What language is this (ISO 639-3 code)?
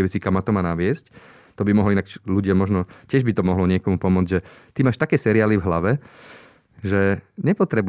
slk